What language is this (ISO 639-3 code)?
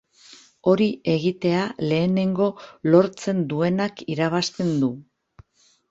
eus